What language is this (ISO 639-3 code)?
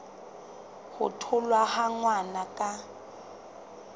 sot